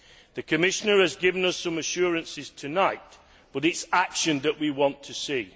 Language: English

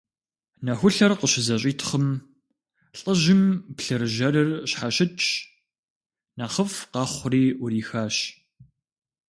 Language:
Kabardian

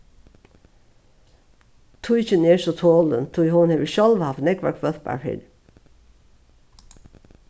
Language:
Faroese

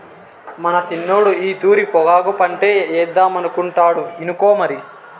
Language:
Telugu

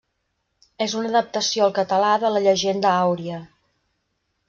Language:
Catalan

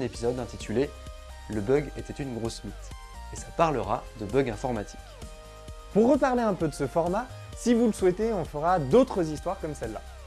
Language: French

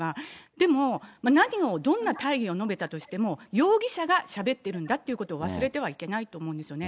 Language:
Japanese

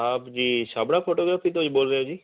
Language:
Punjabi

